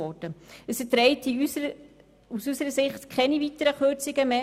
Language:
Swiss German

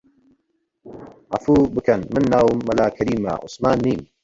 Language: Central Kurdish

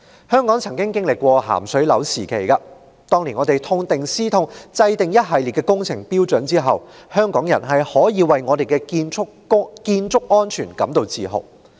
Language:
Cantonese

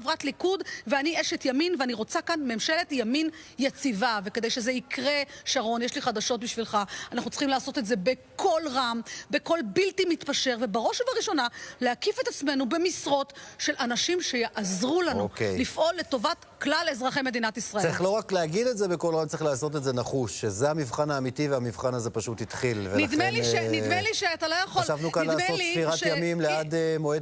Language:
Hebrew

